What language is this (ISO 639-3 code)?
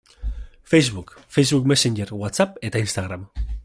eus